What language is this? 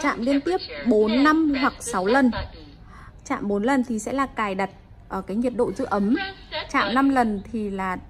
Vietnamese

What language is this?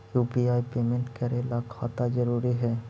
Magahi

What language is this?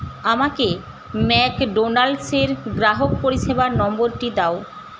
Bangla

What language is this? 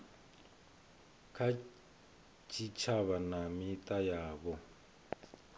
Venda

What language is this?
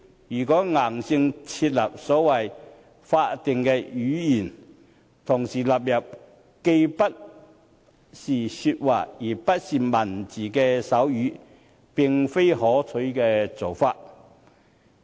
Cantonese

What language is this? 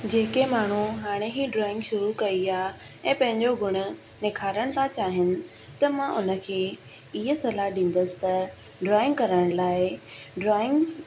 Sindhi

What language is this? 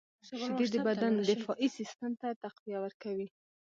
Pashto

